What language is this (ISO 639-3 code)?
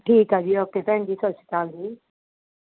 pan